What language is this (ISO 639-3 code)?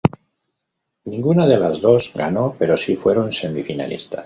spa